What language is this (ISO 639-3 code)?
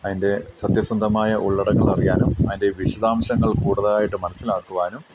mal